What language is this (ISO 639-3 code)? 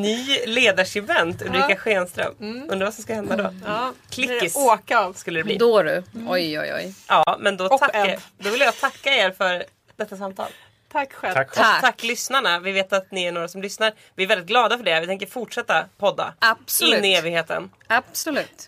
swe